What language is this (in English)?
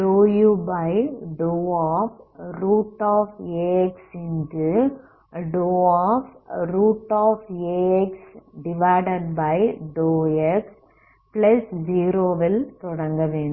Tamil